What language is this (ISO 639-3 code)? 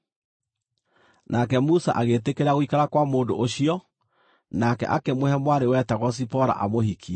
kik